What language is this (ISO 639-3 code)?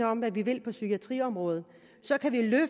dan